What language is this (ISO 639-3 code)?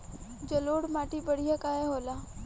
bho